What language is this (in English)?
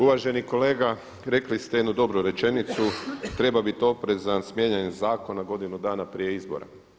Croatian